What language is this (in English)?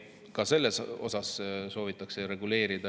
Estonian